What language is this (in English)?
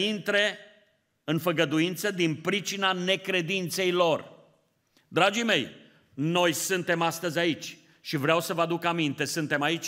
Romanian